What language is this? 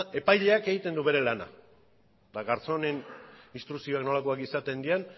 Basque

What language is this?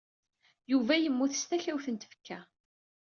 Kabyle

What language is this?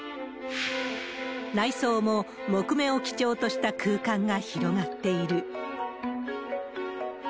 Japanese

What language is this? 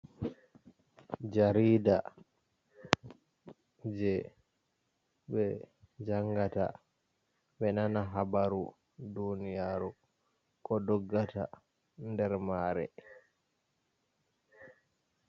Fula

